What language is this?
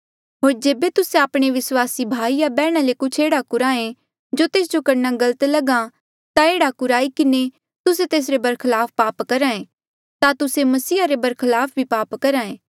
Mandeali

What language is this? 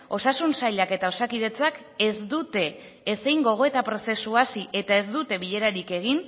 Basque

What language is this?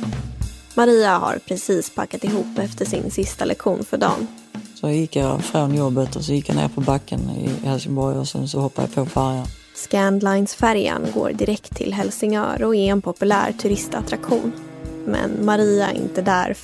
Swedish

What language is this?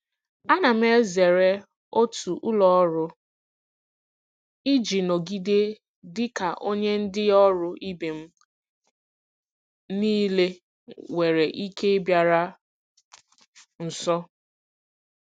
Igbo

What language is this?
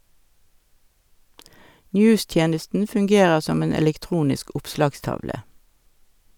Norwegian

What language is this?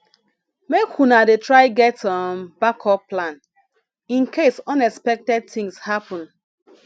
Nigerian Pidgin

